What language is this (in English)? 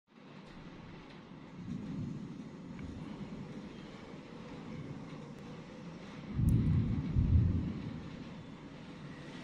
Indonesian